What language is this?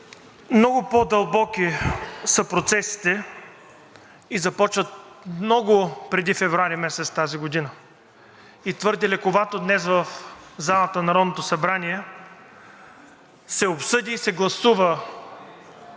Bulgarian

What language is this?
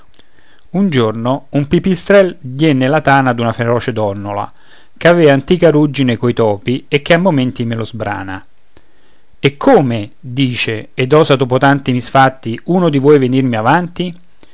Italian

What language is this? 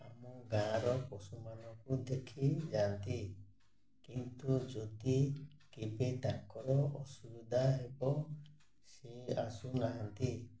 Odia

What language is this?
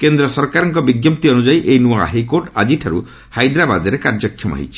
Odia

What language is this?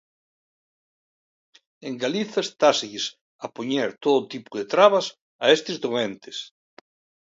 Galician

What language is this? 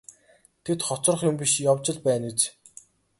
Mongolian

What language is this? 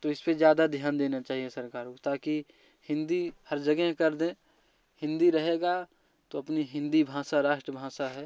Hindi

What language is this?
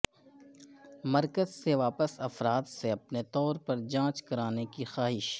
Urdu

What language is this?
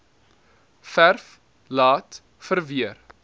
Afrikaans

